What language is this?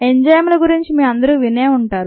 Telugu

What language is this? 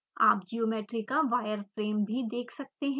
Hindi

